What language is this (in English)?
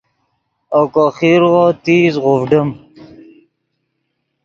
Yidgha